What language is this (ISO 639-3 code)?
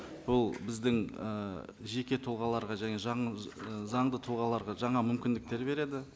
kaz